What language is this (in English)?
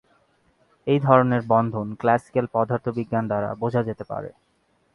Bangla